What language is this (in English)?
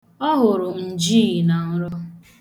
Igbo